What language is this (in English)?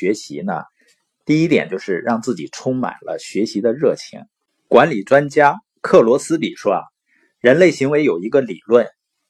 Chinese